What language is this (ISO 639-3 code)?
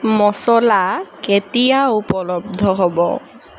asm